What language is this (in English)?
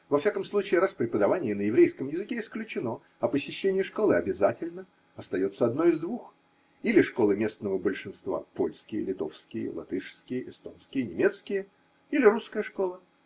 Russian